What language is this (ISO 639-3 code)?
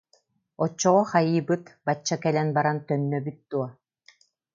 sah